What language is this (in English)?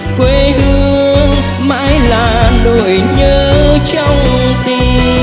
Vietnamese